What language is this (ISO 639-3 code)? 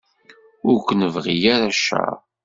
kab